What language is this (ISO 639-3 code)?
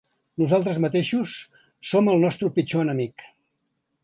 cat